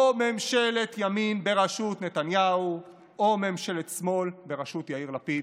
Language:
Hebrew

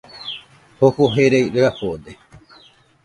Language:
Nüpode Huitoto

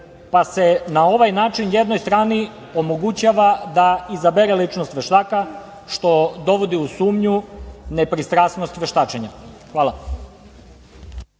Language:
Serbian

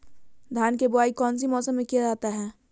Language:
Magahi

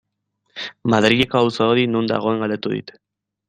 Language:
Basque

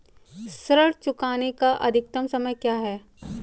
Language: Hindi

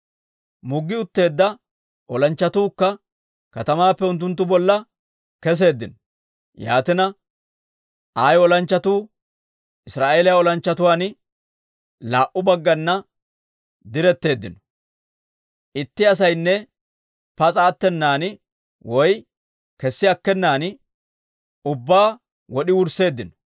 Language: Dawro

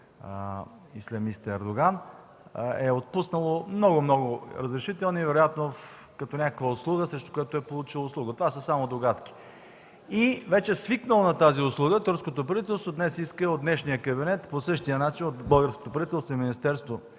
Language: Bulgarian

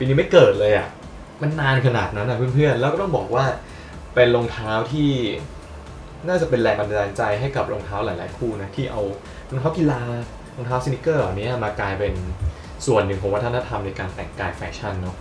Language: Thai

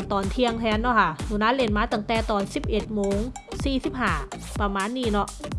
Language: Thai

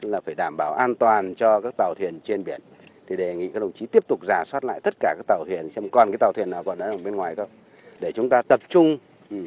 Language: Vietnamese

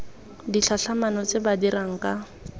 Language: Tswana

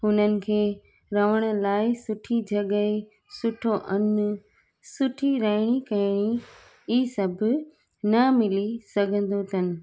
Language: Sindhi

